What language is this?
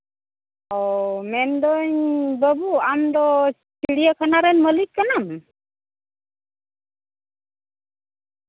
Santali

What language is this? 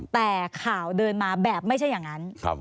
Thai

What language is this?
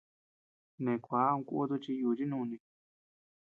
Tepeuxila Cuicatec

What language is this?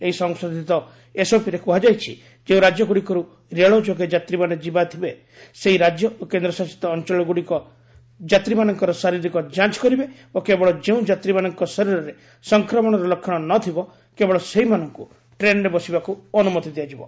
Odia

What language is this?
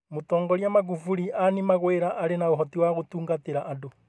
Kikuyu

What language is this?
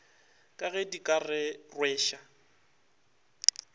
Northern Sotho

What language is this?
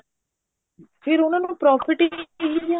Punjabi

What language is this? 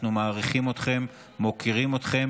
Hebrew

